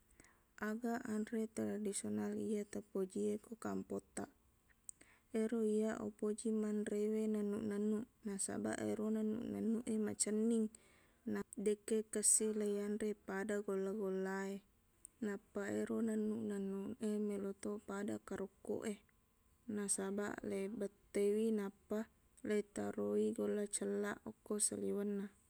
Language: Buginese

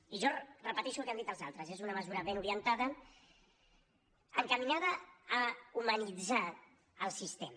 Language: Catalan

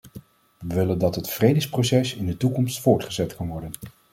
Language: Dutch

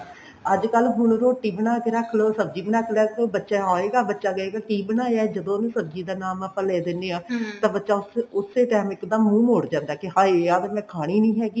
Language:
Punjabi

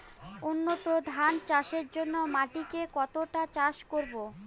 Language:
Bangla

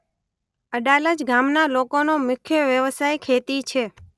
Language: Gujarati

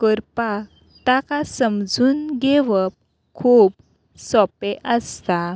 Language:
Konkani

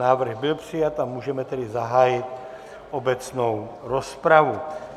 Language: Czech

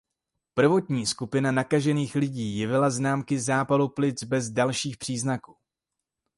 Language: Czech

